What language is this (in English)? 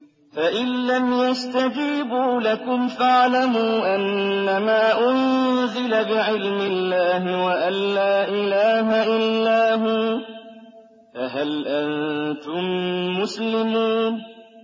Arabic